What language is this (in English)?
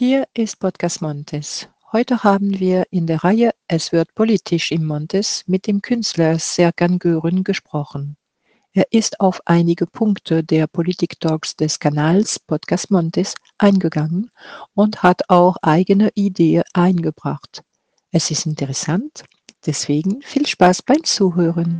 German